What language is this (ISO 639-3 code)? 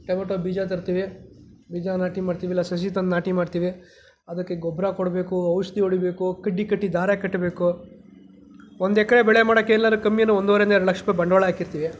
kan